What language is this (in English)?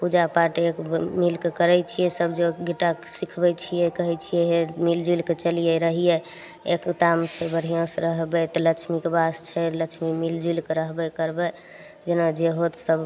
Maithili